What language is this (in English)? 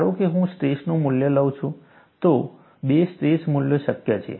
Gujarati